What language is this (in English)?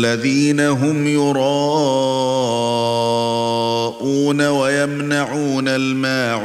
Arabic